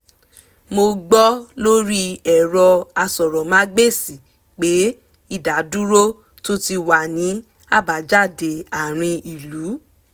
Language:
Yoruba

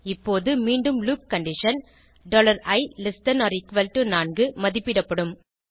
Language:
Tamil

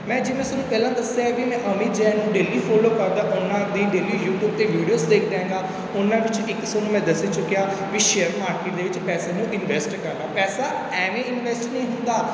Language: Punjabi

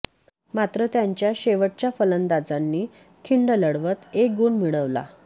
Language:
Marathi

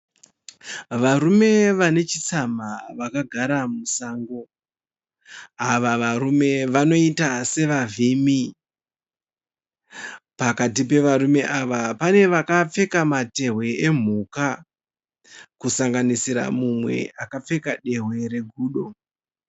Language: Shona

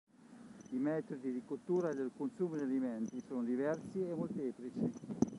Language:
Italian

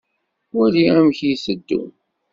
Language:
Kabyle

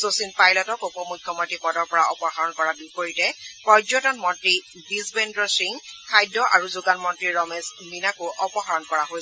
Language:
Assamese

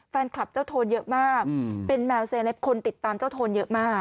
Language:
Thai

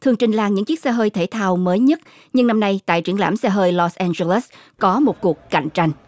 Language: Vietnamese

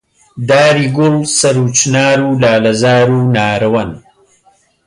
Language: Central Kurdish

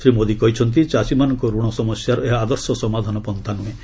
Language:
Odia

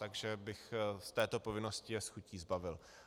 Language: Czech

